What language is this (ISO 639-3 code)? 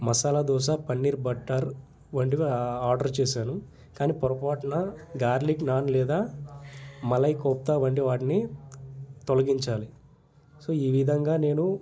tel